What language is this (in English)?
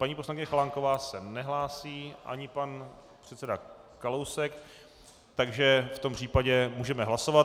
Czech